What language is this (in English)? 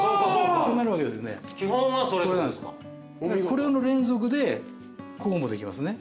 Japanese